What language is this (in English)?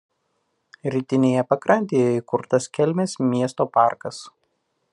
Lithuanian